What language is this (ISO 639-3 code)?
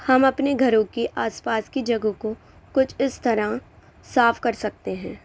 urd